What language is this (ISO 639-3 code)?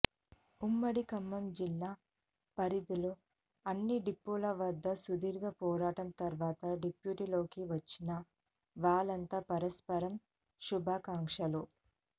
tel